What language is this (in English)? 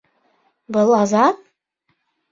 Bashkir